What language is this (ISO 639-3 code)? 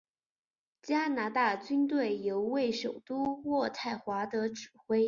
zho